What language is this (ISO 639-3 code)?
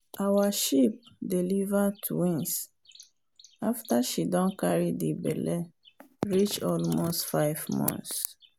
pcm